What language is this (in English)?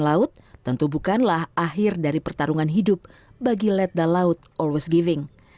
Indonesian